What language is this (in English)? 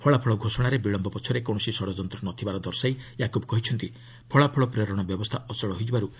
Odia